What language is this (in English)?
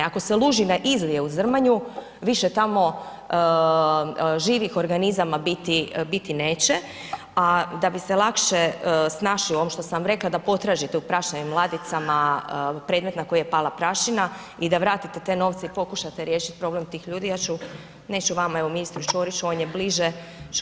Croatian